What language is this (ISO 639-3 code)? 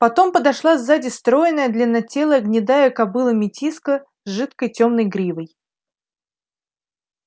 rus